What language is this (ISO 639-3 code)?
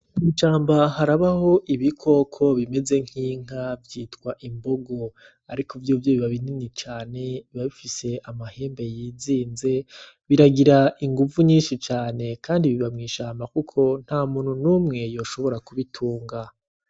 run